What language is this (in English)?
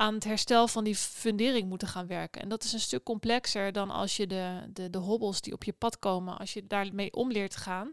Dutch